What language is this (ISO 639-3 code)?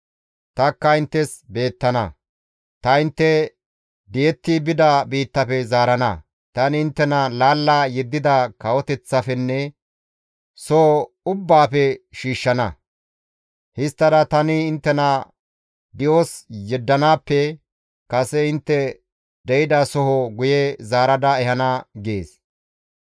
gmv